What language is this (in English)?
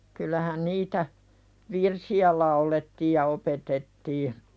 Finnish